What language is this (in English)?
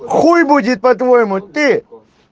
Russian